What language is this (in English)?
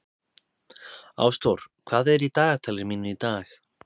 Icelandic